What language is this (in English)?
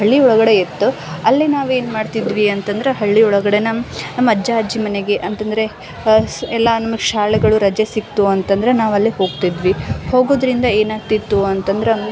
Kannada